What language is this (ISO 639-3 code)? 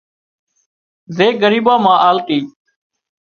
kxp